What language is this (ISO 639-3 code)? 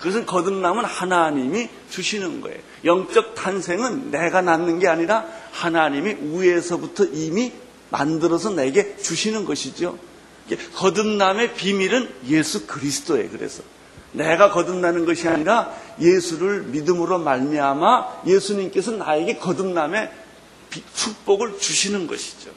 kor